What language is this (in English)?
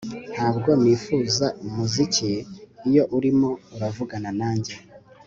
Kinyarwanda